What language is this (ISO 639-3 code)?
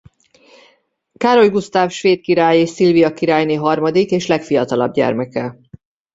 hun